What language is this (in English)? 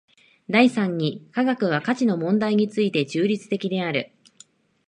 Japanese